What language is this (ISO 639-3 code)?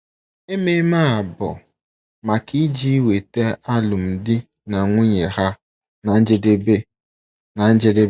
ibo